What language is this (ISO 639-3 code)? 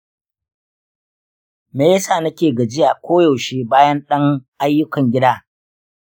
hau